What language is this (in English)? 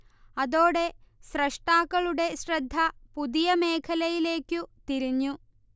Malayalam